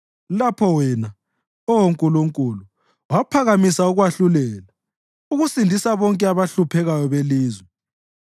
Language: North Ndebele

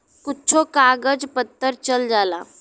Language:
Bhojpuri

